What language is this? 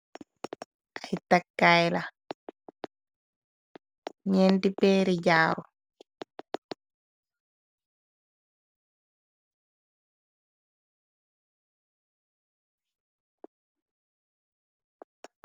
Wolof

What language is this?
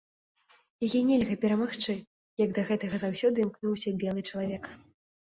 Belarusian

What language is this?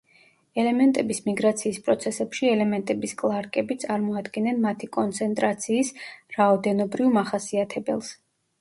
Georgian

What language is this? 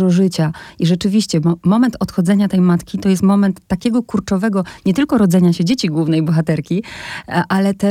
Polish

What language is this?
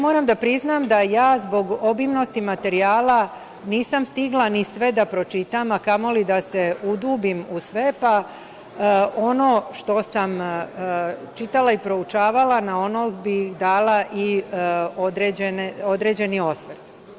Serbian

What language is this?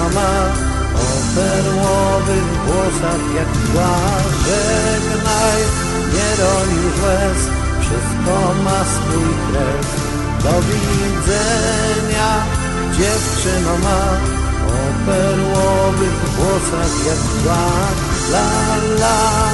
Polish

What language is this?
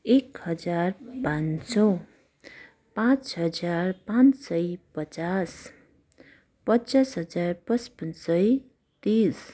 Nepali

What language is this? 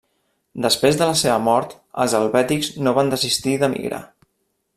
Catalan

